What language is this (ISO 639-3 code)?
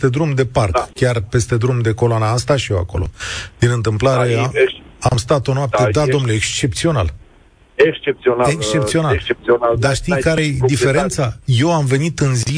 ron